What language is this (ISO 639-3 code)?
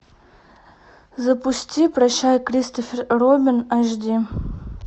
rus